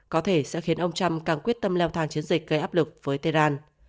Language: Vietnamese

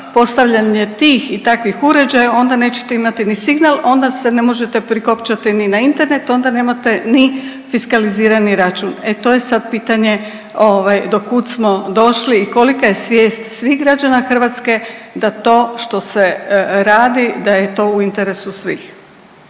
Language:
Croatian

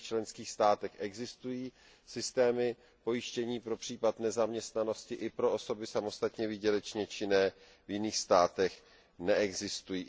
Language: Czech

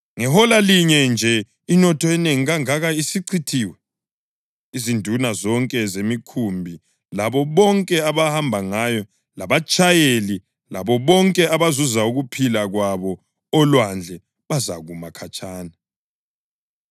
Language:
North Ndebele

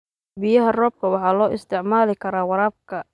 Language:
Somali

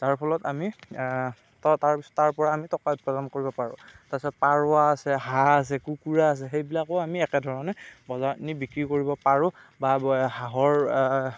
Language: Assamese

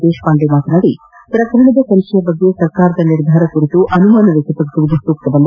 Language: Kannada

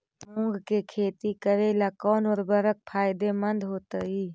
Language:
Magahi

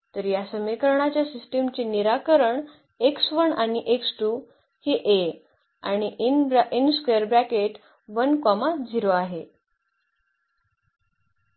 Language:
Marathi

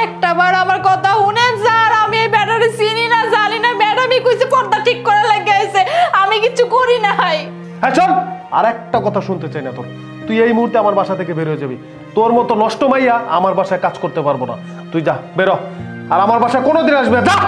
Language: Turkish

